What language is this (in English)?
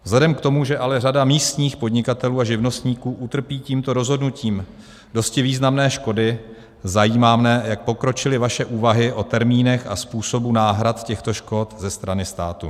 Czech